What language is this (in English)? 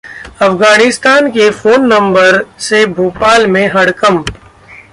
Hindi